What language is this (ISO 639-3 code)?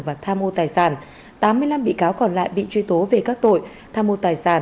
vie